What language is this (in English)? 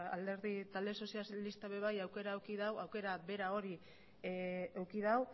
Basque